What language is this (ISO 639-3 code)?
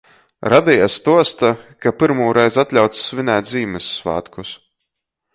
ltg